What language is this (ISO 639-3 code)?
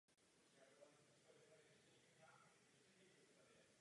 ces